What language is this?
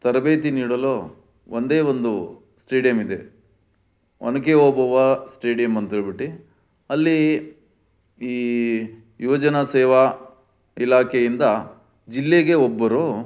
Kannada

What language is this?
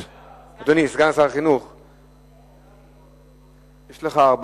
Hebrew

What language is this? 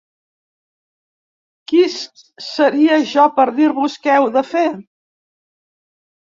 Catalan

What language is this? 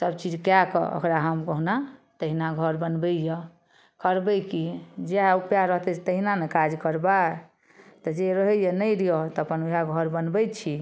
Maithili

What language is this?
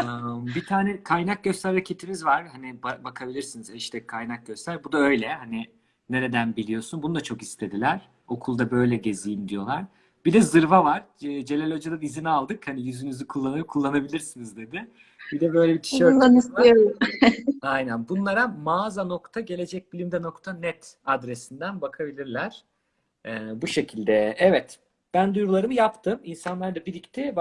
Turkish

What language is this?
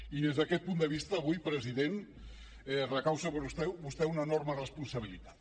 Catalan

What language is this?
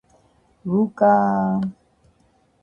Georgian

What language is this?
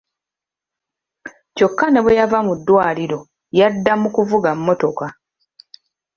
Ganda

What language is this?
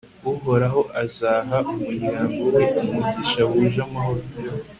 Kinyarwanda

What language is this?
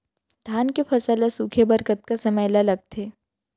Chhattisgarhi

